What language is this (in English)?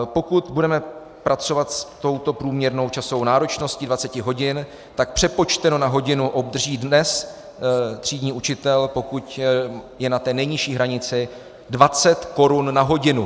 Czech